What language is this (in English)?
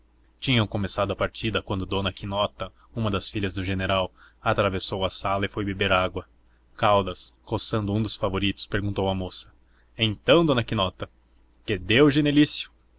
Portuguese